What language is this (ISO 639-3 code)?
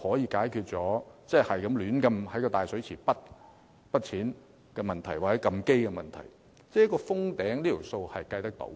yue